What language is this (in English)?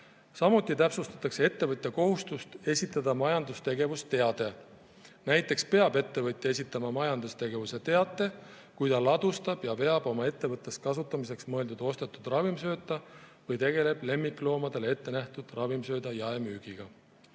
Estonian